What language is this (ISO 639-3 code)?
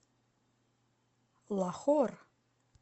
rus